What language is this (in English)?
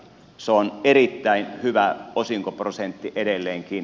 Finnish